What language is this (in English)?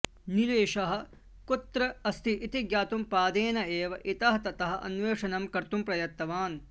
Sanskrit